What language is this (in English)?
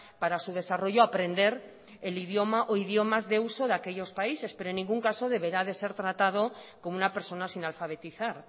Spanish